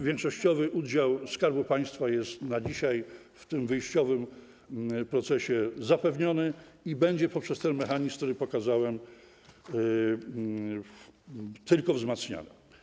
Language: Polish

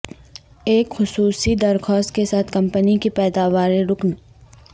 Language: Urdu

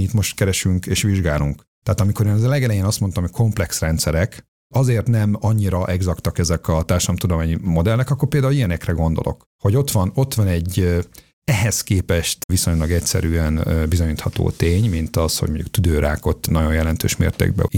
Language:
Hungarian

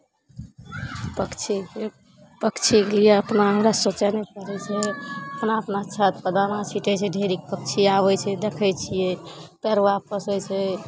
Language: Maithili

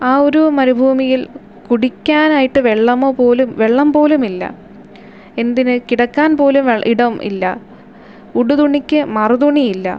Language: Malayalam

